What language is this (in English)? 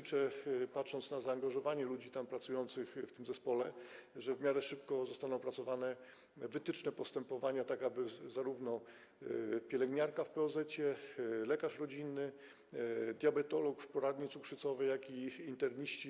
Polish